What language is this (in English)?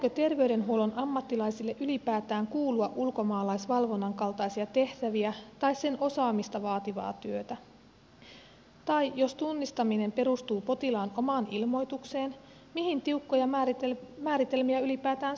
Finnish